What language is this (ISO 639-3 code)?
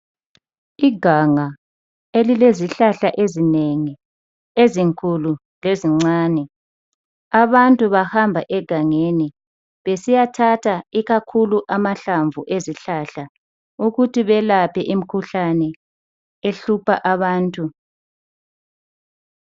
nde